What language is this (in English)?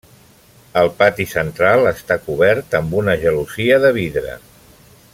Catalan